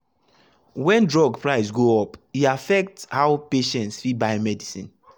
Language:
Nigerian Pidgin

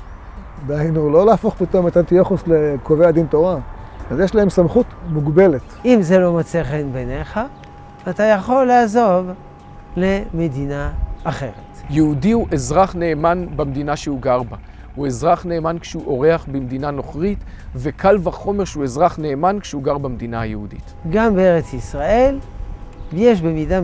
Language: Hebrew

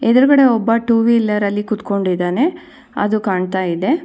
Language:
Kannada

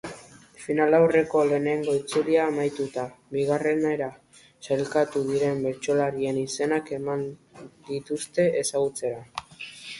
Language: Basque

